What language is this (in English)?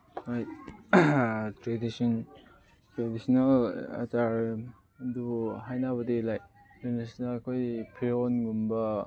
Manipuri